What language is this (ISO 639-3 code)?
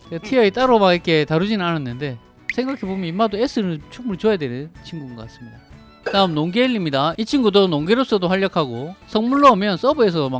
kor